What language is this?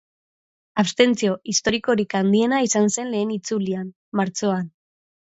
Basque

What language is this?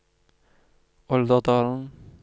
Norwegian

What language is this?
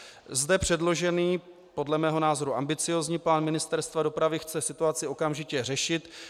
Czech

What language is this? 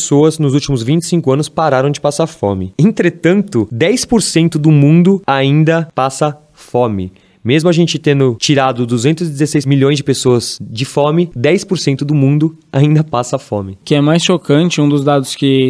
Portuguese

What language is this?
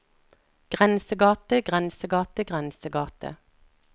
Norwegian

